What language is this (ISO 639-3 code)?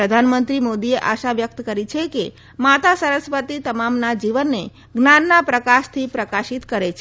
guj